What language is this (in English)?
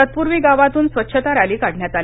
Marathi